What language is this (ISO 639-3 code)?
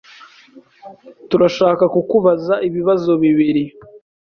kin